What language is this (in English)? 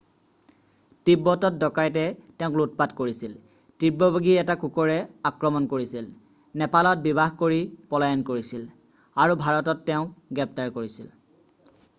Assamese